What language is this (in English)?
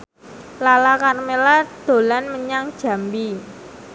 Javanese